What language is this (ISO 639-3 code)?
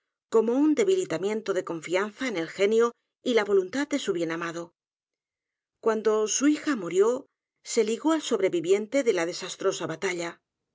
spa